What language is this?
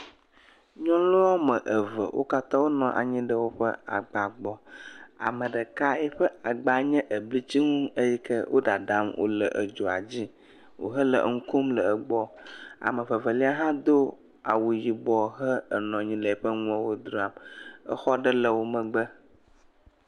Ewe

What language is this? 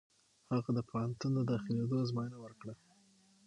Pashto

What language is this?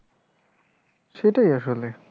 Bangla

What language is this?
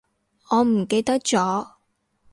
Cantonese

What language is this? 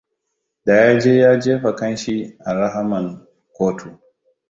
Hausa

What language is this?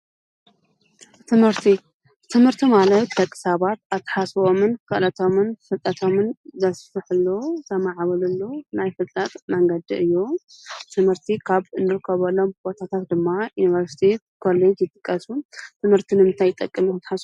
Tigrinya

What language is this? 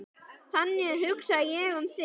Icelandic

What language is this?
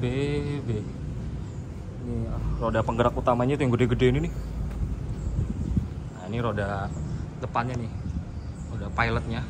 Indonesian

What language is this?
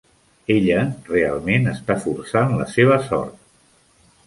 Catalan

